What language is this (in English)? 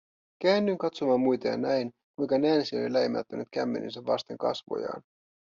Finnish